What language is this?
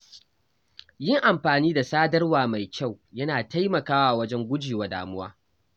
Hausa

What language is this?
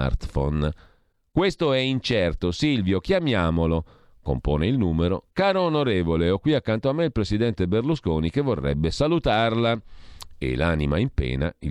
Italian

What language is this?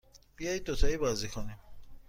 Persian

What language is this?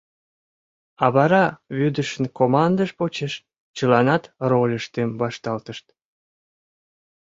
Mari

